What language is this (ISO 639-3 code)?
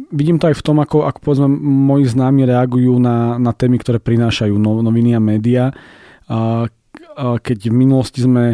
slk